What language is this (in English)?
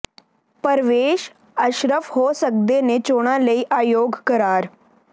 Punjabi